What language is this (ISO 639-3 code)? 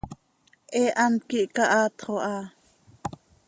sei